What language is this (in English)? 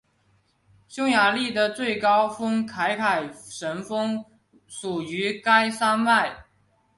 Chinese